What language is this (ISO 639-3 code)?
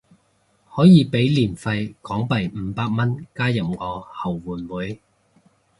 yue